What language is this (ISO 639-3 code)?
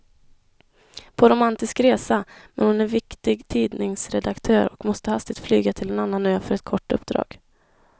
swe